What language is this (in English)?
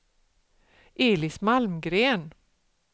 Swedish